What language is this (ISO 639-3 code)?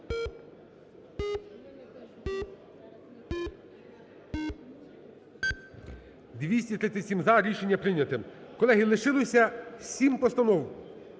ukr